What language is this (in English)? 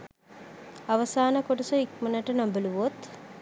Sinhala